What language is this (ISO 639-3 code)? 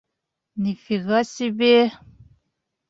bak